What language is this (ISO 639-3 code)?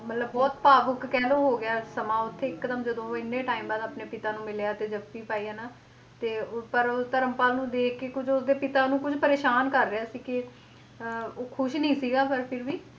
pan